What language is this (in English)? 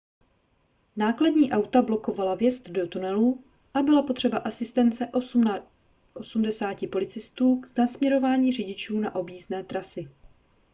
Czech